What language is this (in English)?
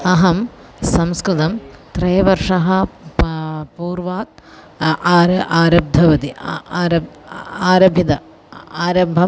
Sanskrit